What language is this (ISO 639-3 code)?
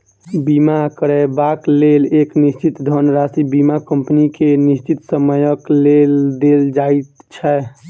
mai